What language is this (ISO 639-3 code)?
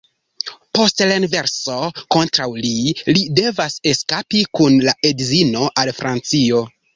epo